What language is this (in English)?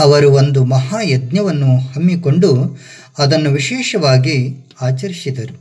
Kannada